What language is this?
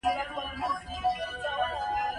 Pashto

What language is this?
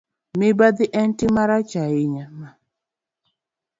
Luo (Kenya and Tanzania)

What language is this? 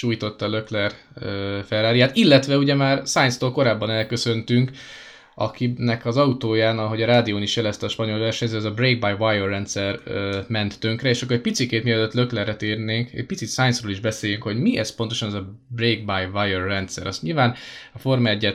Hungarian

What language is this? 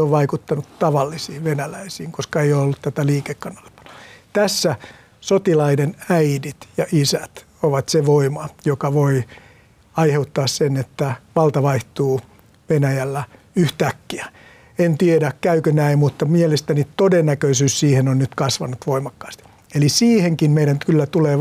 Finnish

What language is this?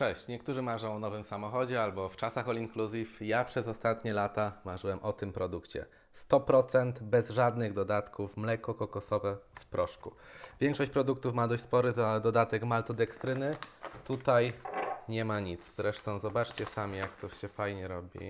Polish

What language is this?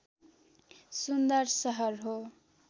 Nepali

